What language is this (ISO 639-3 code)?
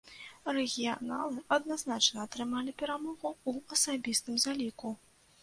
bel